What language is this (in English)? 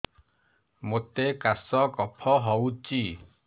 Odia